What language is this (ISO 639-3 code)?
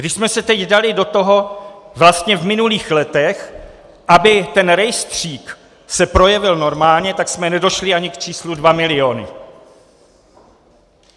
ces